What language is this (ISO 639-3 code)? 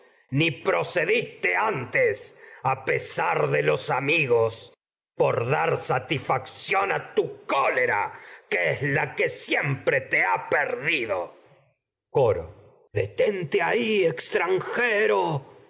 spa